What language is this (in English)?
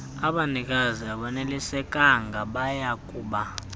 Xhosa